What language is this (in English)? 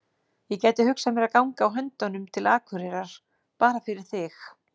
Icelandic